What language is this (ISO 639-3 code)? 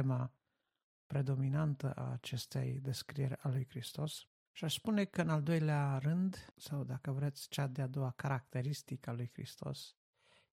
ron